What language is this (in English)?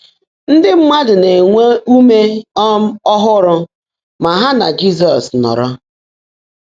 Igbo